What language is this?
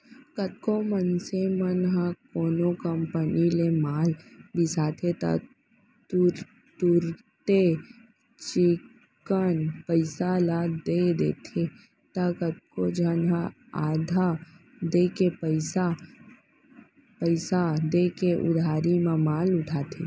Chhattisgarhi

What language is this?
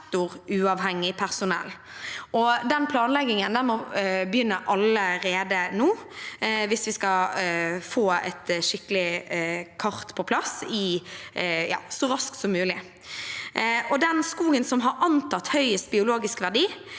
Norwegian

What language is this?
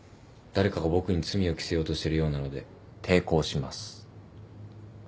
Japanese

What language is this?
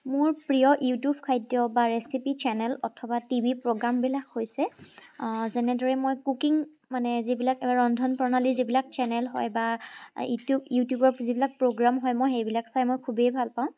Assamese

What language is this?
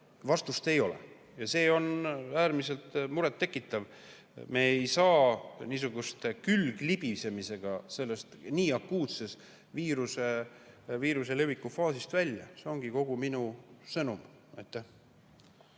Estonian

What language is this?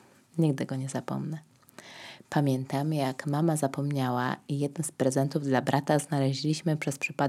Polish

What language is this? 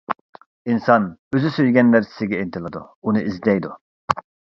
Uyghur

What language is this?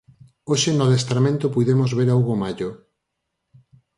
Galician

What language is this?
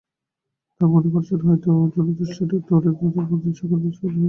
Bangla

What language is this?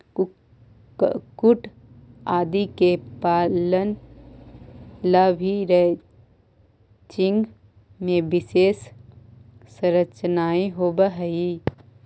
Magahi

